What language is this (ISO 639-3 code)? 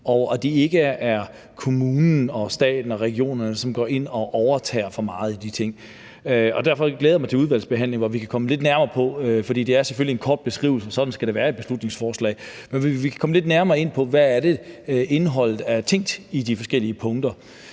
dan